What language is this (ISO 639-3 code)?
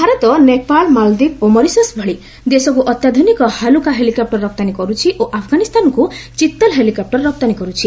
ori